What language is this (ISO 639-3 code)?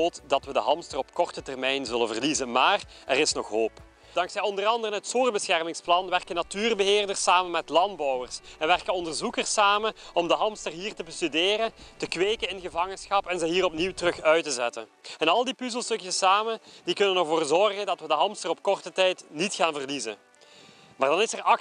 nld